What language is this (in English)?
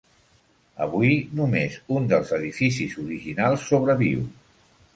Catalan